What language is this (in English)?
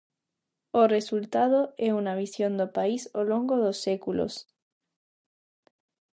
Galician